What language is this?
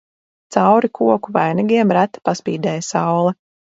Latvian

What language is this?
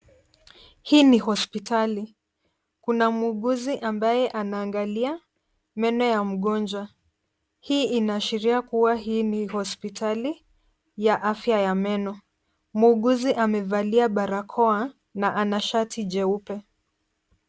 Swahili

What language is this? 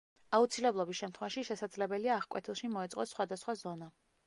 Georgian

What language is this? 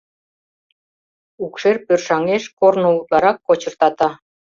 Mari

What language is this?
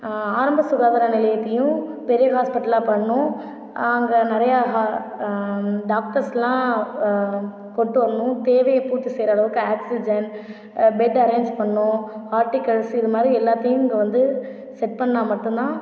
Tamil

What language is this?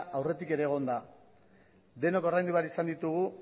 Basque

